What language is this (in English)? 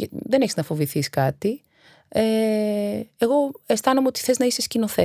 Greek